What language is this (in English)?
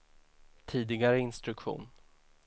Swedish